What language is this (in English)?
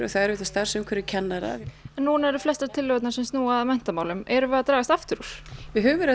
Icelandic